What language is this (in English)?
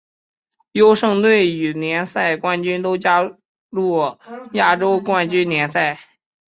Chinese